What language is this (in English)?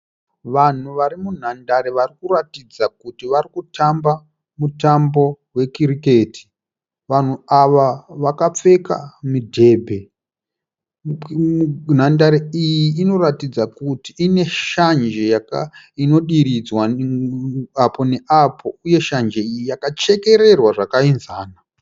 Shona